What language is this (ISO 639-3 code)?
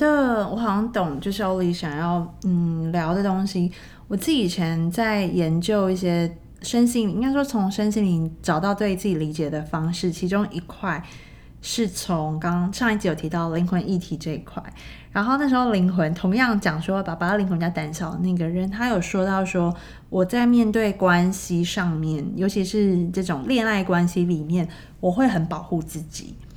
zho